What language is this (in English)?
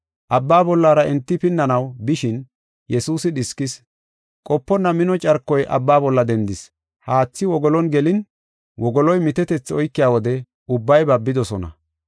Gofa